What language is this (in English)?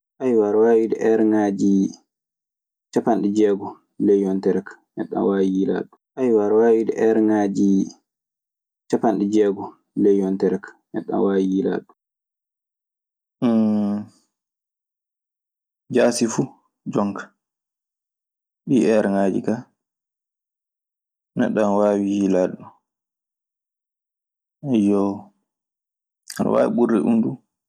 Maasina Fulfulde